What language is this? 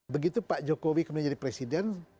Indonesian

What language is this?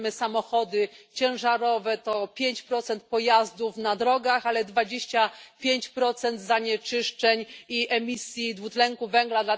Polish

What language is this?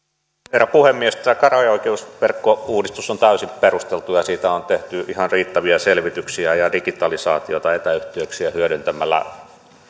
Finnish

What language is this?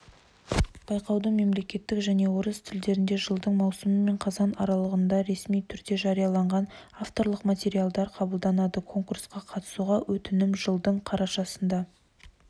Kazakh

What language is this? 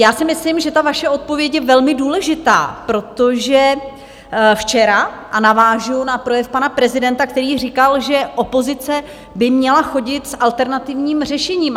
Czech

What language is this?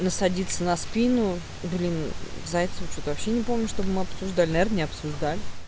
Russian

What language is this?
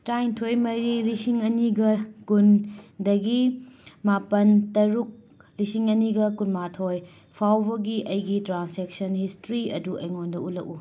Manipuri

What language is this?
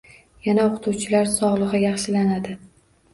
Uzbek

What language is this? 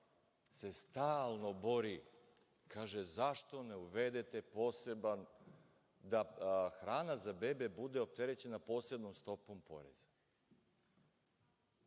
Serbian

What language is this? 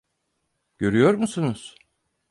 Turkish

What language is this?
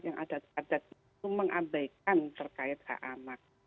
Indonesian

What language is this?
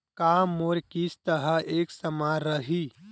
Chhattisgarhi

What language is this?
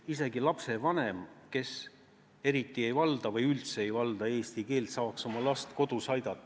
Estonian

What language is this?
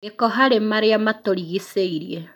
Kikuyu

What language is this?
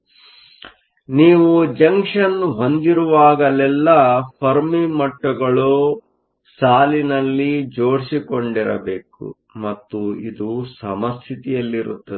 Kannada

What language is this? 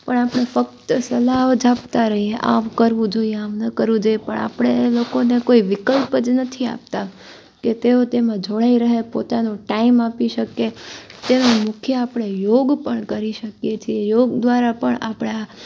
Gujarati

